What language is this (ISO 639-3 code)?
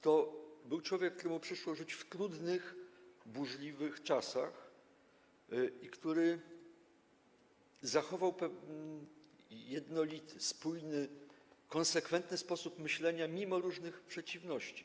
pol